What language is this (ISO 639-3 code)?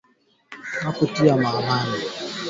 swa